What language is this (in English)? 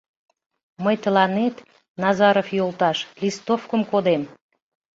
Mari